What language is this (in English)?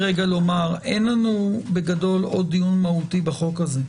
Hebrew